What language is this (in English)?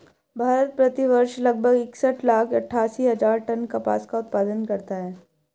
Hindi